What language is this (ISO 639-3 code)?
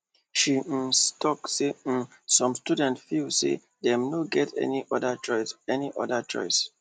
pcm